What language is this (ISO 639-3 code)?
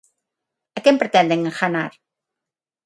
glg